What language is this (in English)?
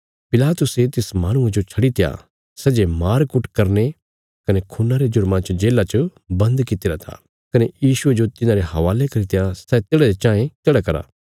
Bilaspuri